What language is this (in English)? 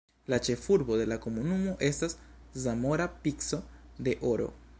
Esperanto